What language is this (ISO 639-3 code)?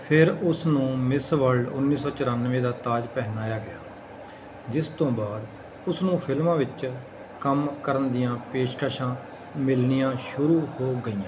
pan